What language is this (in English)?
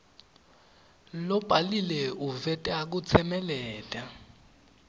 Swati